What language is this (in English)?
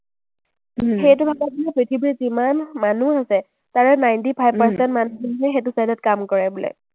Assamese